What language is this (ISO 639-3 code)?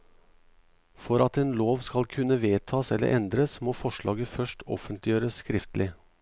nor